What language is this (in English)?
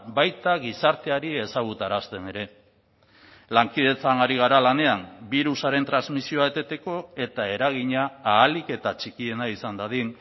Basque